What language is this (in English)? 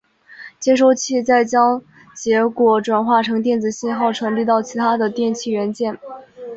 Chinese